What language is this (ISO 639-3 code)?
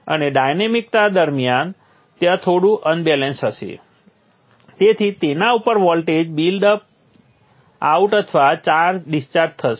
guj